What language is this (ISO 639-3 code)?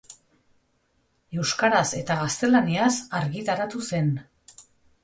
eus